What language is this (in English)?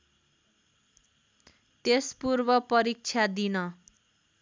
Nepali